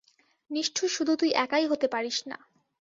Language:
Bangla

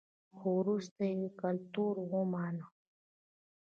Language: Pashto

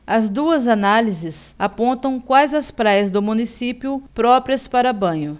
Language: Portuguese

